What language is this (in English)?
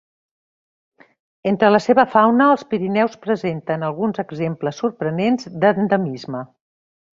Catalan